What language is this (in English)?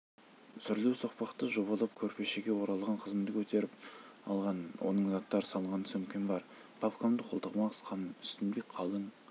Kazakh